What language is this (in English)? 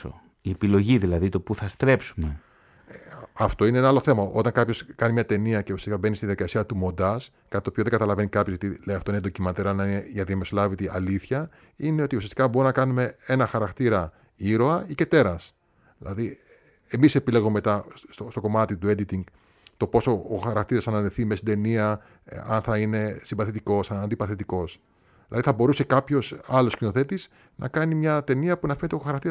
Greek